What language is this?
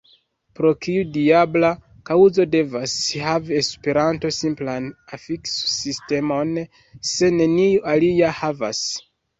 Esperanto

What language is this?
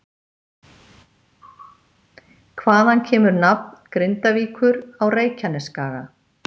Icelandic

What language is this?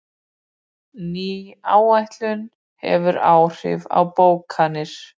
Icelandic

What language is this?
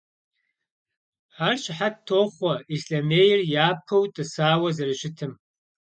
Kabardian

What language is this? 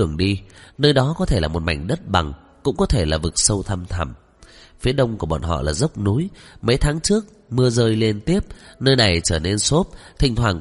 Vietnamese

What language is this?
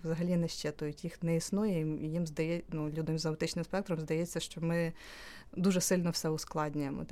Ukrainian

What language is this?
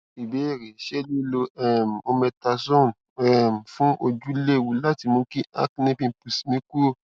Yoruba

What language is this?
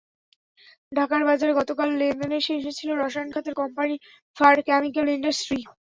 Bangla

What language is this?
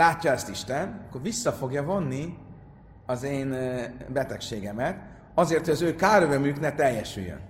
Hungarian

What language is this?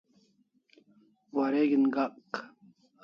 Kalasha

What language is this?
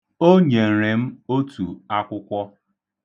Igbo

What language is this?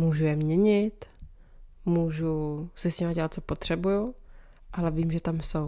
Czech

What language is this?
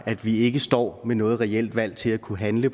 Danish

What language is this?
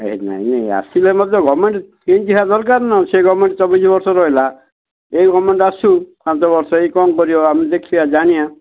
Odia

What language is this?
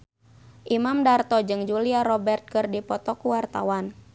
Sundanese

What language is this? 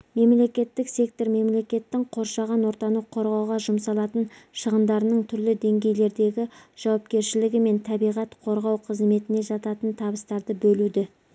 Kazakh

